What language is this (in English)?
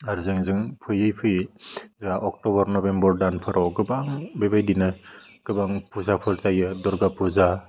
Bodo